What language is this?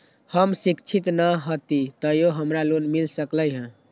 Magahi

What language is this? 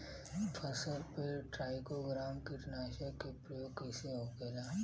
Bhojpuri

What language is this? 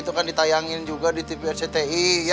Indonesian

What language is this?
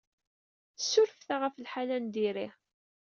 Kabyle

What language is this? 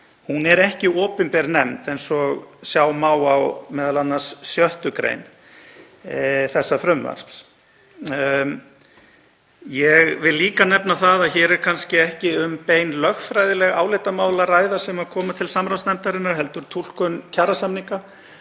Icelandic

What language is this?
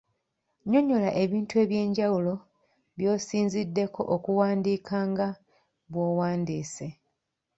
Ganda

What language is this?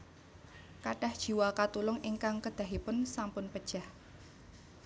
Javanese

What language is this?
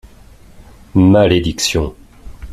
French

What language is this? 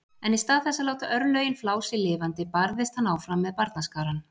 Icelandic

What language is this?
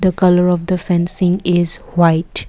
English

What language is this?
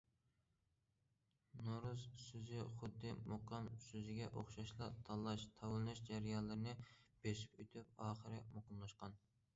Uyghur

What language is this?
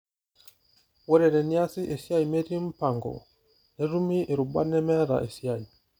Masai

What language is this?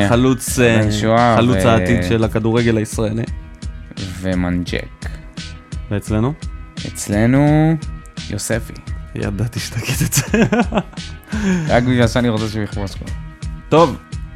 Hebrew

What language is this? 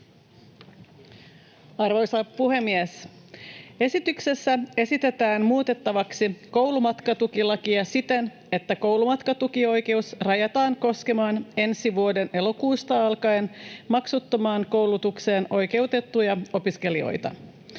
Finnish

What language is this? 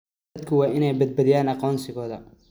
Somali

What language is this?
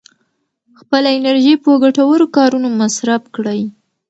Pashto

